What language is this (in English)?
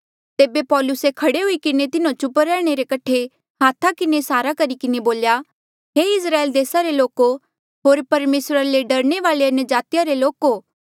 Mandeali